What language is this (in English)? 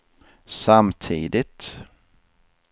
Swedish